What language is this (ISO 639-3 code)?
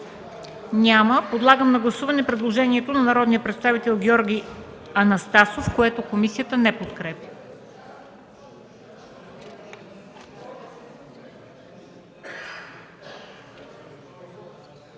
bul